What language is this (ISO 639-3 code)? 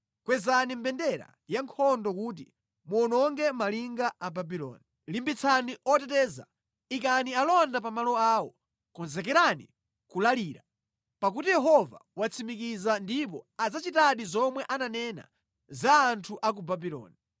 nya